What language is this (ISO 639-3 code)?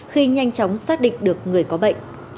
vie